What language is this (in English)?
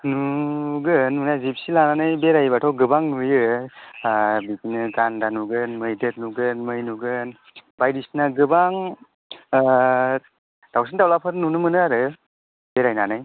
Bodo